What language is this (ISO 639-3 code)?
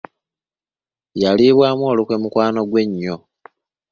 lug